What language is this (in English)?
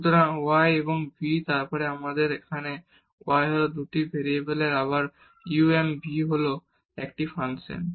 Bangla